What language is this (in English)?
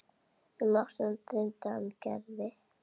Icelandic